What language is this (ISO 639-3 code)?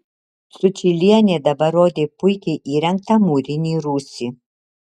lit